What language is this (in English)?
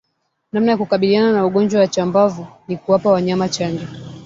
Swahili